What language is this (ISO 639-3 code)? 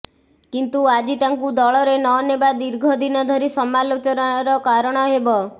ori